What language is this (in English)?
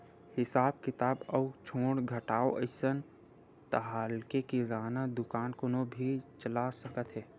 Chhattisgarhi